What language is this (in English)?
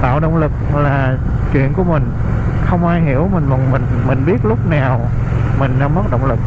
Vietnamese